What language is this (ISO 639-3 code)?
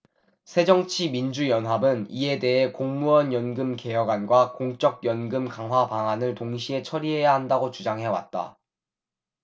kor